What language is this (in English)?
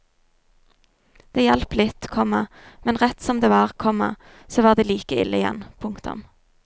Norwegian